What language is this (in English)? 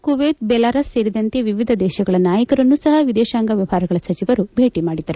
Kannada